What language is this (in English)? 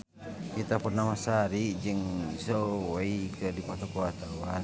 Sundanese